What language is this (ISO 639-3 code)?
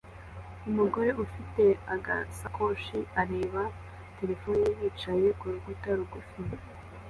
kin